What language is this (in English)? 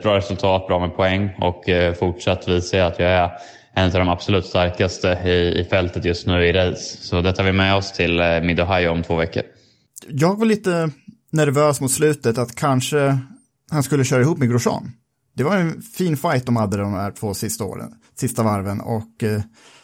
Swedish